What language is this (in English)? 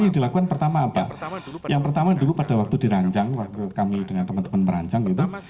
Indonesian